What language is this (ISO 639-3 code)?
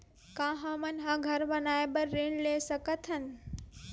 hne